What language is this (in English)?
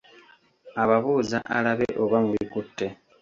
Ganda